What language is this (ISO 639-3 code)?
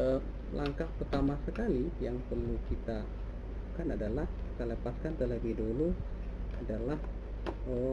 ind